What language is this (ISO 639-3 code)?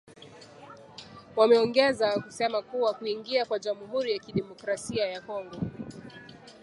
swa